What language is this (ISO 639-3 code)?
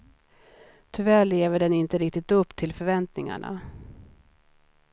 swe